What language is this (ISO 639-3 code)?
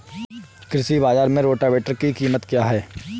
hin